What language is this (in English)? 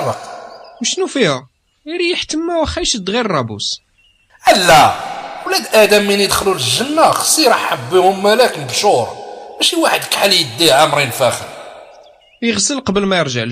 Arabic